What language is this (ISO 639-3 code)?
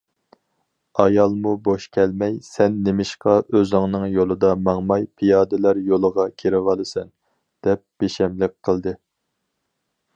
uig